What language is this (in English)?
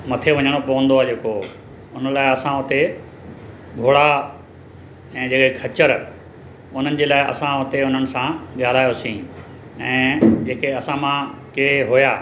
Sindhi